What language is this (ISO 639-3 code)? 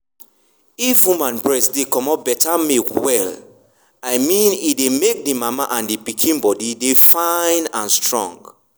pcm